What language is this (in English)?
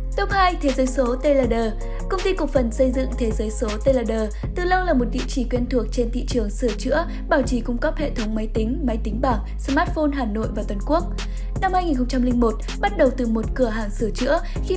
Vietnamese